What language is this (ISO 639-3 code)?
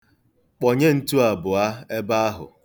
ibo